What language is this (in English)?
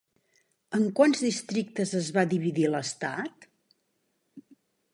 Catalan